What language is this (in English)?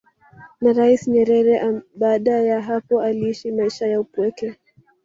Swahili